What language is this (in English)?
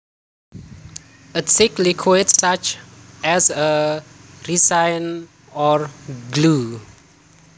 Javanese